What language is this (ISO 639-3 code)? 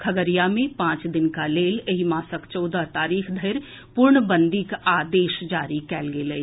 mai